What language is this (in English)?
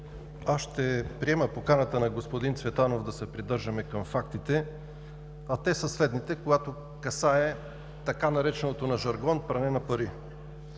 Bulgarian